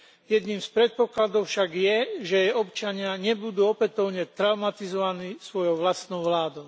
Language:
Slovak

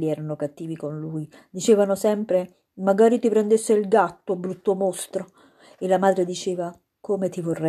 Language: Italian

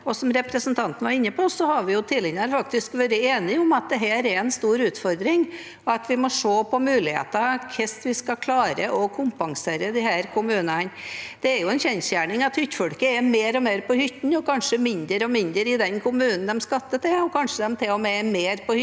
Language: Norwegian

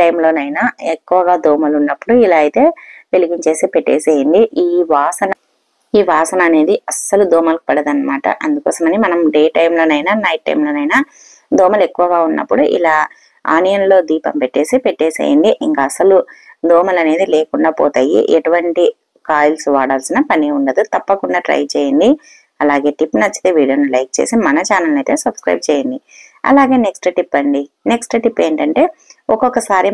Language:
Telugu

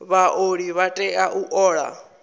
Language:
Venda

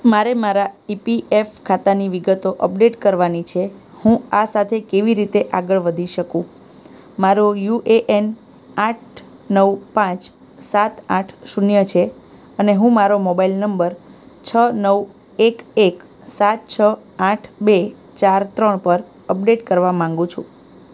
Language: Gujarati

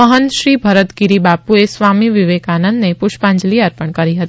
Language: Gujarati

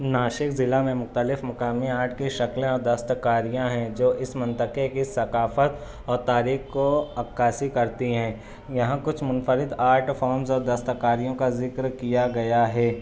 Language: Urdu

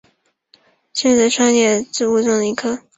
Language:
Chinese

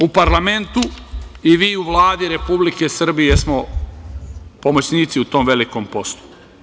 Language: Serbian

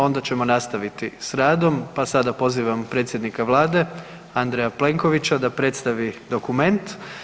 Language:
Croatian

